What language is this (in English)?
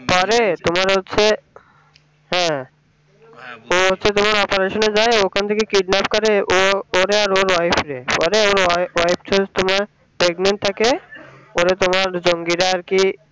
Bangla